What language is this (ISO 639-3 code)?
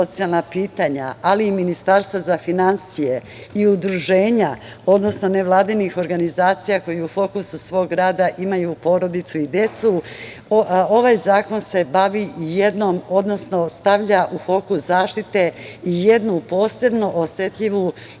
srp